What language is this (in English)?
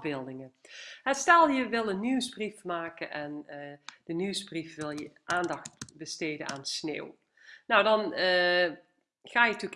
Dutch